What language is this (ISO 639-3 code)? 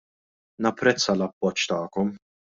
mlt